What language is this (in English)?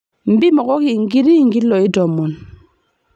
Masai